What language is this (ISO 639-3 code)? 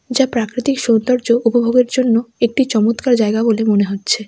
ben